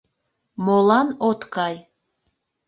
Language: Mari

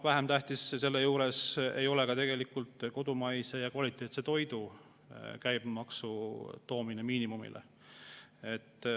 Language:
Estonian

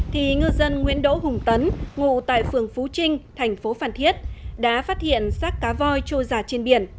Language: Vietnamese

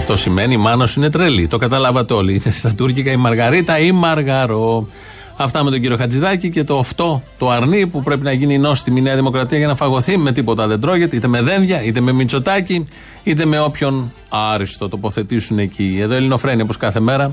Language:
Greek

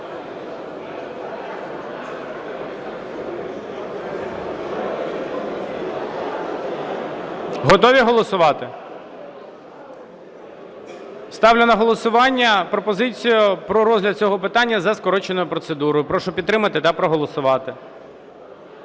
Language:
Ukrainian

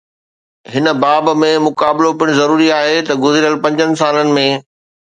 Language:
Sindhi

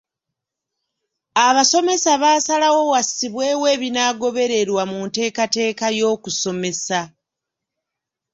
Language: Ganda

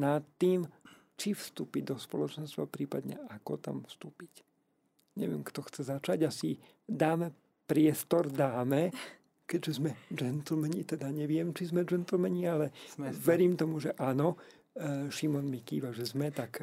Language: Slovak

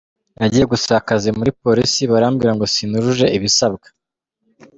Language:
Kinyarwanda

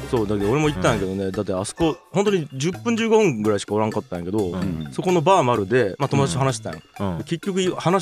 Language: Japanese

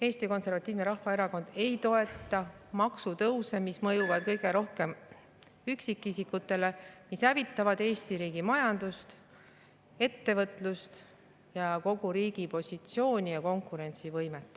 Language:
Estonian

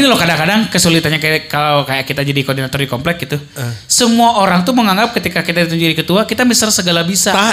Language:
Indonesian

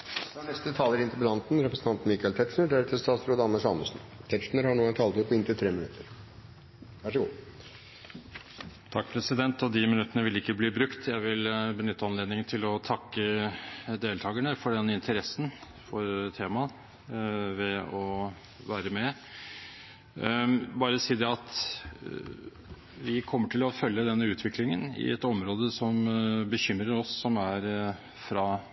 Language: Norwegian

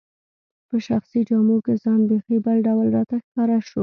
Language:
Pashto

